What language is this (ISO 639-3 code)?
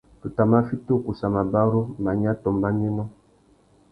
bag